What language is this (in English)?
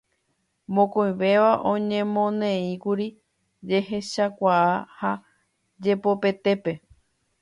Guarani